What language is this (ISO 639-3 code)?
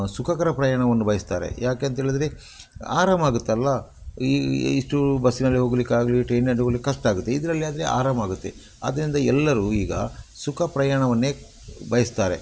kan